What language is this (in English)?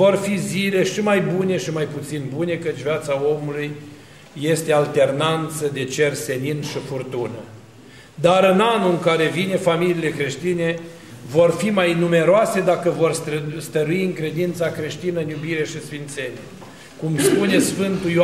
Romanian